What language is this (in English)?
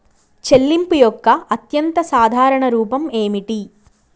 Telugu